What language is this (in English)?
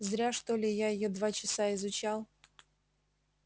Russian